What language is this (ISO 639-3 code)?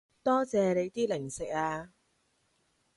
yue